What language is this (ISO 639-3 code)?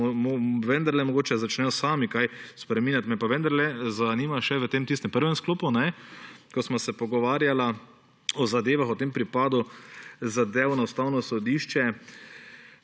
slv